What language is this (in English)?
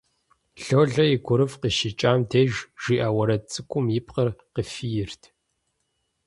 Kabardian